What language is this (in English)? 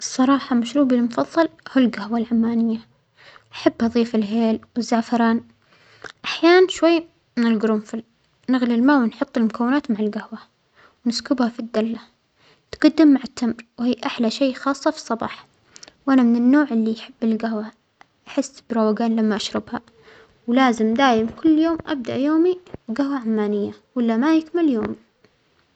Omani Arabic